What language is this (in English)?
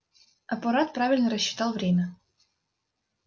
Russian